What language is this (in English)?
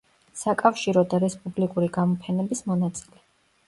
Georgian